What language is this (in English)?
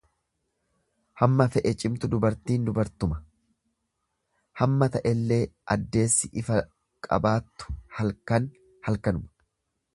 Oromo